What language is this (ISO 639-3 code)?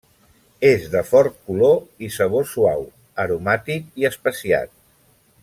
cat